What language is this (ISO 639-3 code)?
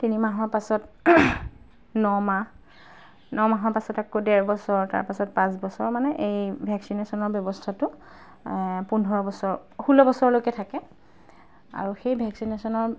asm